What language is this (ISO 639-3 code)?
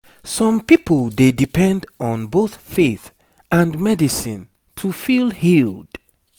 pcm